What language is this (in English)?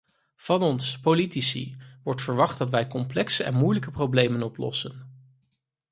Dutch